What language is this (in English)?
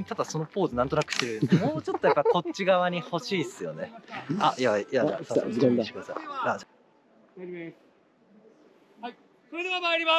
Japanese